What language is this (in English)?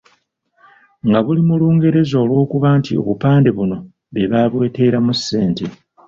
Ganda